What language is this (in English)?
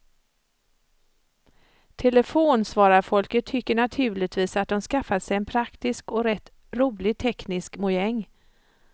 Swedish